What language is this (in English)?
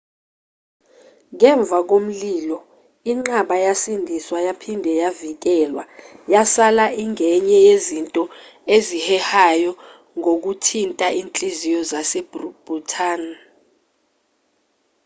Zulu